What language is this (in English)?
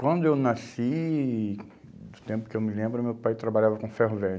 Portuguese